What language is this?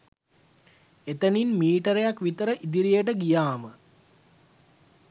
Sinhala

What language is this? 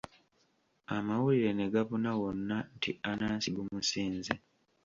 Ganda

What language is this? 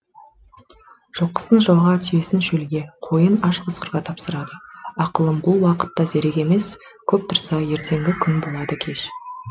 Kazakh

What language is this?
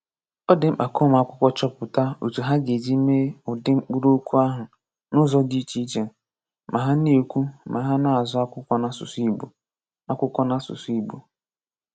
Igbo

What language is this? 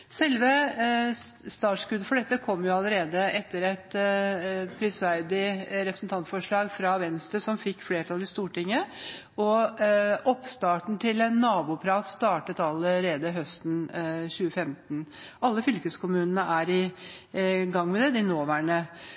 Norwegian Bokmål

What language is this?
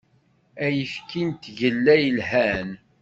Kabyle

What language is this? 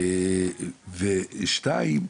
Hebrew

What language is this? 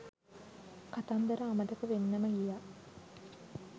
Sinhala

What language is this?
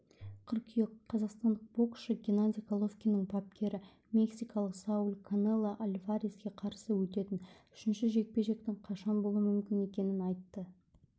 Kazakh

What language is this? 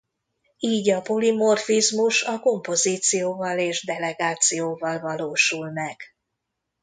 Hungarian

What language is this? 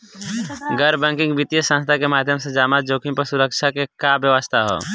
Bhojpuri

